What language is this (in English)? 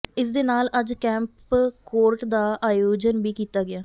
Punjabi